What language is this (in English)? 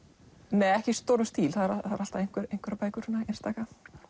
Icelandic